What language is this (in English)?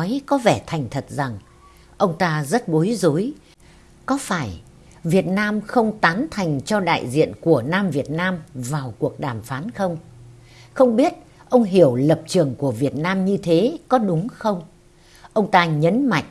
Vietnamese